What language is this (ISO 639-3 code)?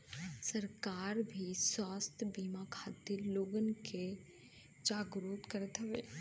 bho